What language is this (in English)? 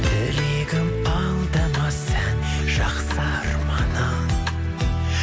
Kazakh